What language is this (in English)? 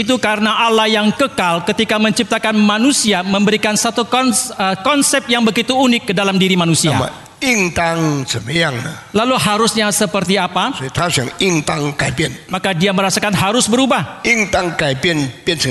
Indonesian